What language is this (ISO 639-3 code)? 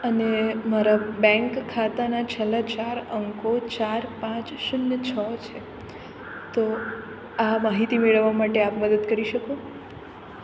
guj